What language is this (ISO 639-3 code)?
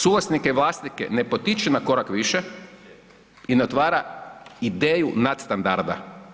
hrv